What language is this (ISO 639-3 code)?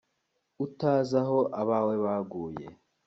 kin